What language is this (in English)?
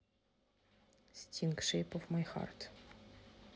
Russian